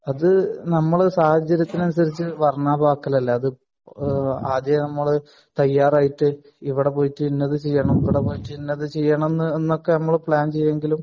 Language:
Malayalam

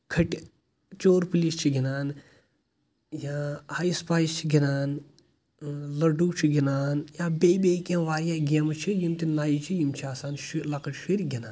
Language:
Kashmiri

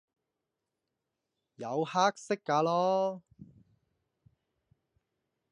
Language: Cantonese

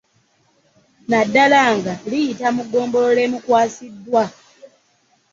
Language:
Ganda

